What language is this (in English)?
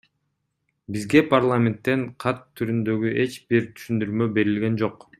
Kyrgyz